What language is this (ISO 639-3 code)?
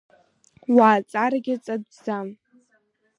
abk